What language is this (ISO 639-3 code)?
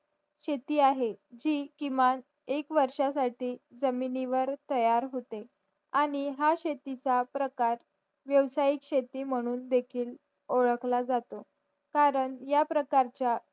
mar